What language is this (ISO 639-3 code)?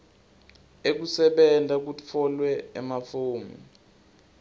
ssw